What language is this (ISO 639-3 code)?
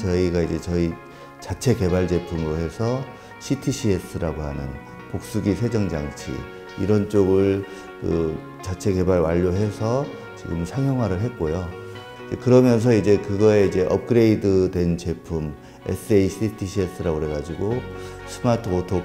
kor